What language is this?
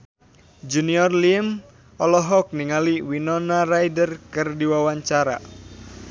Sundanese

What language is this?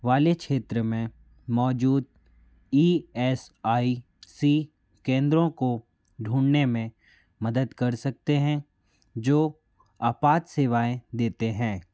Hindi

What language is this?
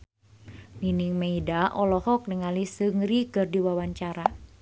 Sundanese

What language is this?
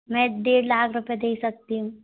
Hindi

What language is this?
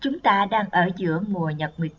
Vietnamese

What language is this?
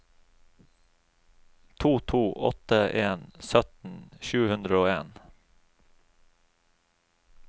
Norwegian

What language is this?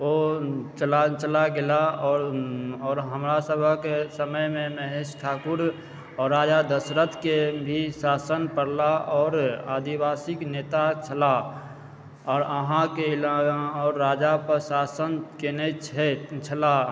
Maithili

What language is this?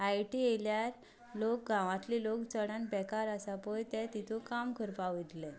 Konkani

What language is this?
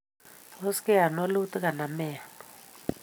Kalenjin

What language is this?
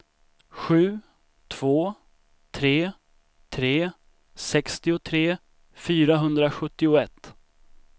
Swedish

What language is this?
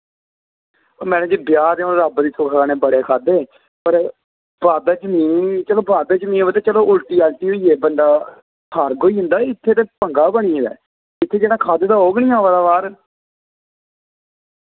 Dogri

